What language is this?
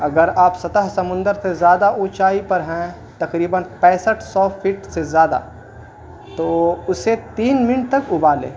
Urdu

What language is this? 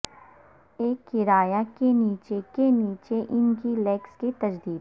Urdu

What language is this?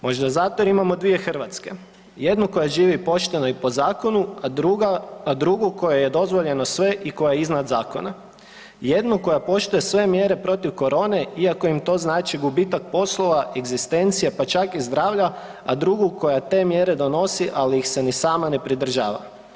Croatian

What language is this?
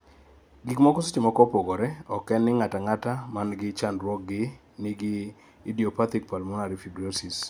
Luo (Kenya and Tanzania)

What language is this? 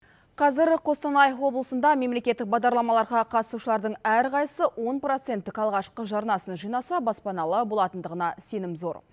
Kazakh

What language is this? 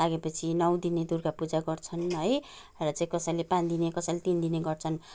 Nepali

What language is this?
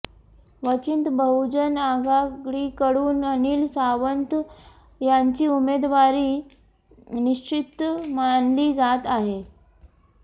Marathi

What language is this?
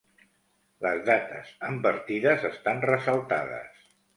Catalan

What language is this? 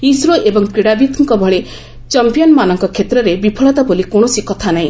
Odia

